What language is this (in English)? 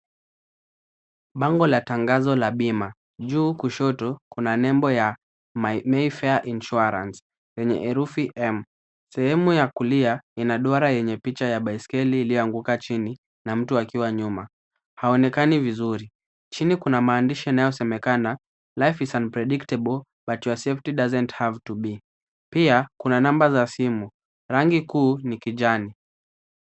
Swahili